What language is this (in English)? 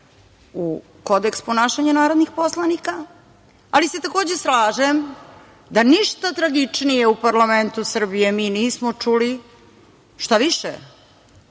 Serbian